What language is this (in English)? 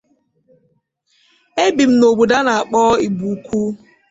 Igbo